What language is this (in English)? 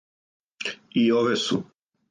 Serbian